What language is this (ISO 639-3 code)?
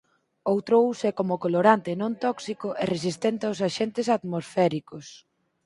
glg